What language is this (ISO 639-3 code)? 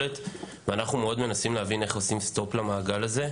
heb